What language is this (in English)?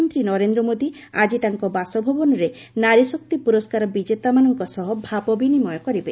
Odia